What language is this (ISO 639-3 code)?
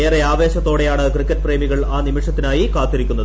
mal